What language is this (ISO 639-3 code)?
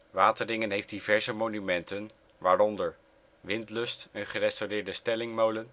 nld